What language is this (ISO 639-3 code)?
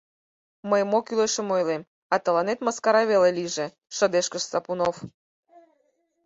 chm